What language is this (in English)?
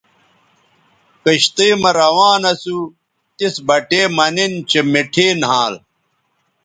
Bateri